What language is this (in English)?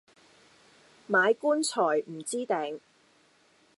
Cantonese